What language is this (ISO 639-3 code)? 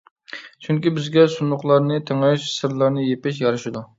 uig